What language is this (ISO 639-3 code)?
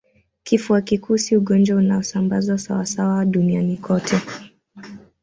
swa